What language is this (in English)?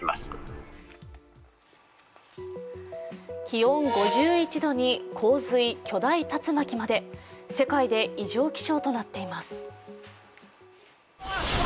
Japanese